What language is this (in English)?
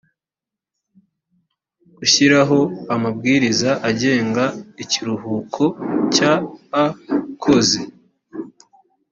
Kinyarwanda